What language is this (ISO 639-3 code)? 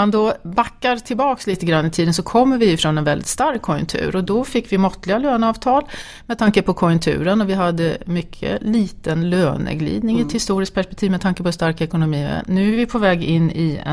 swe